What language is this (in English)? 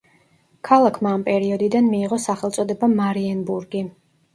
Georgian